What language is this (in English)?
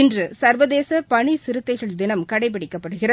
Tamil